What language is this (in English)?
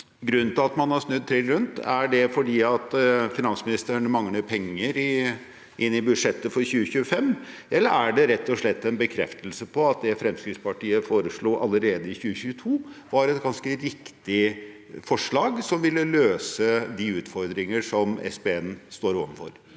Norwegian